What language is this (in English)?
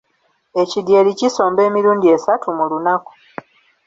Ganda